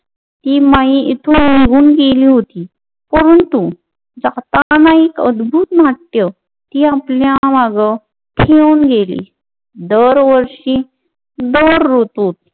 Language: Marathi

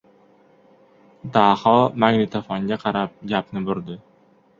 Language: Uzbek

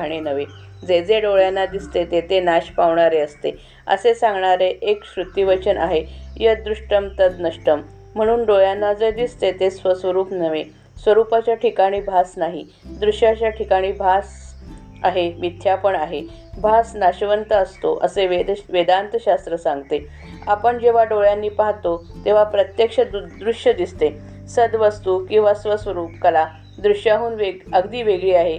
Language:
Marathi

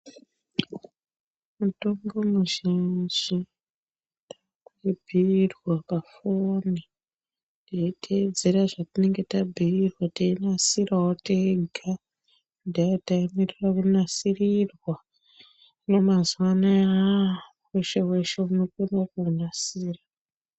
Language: Ndau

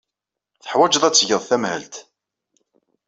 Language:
Kabyle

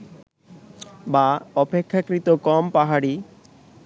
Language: Bangla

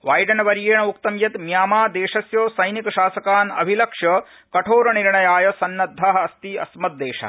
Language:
Sanskrit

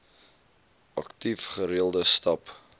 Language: Afrikaans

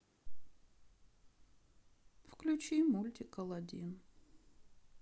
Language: Russian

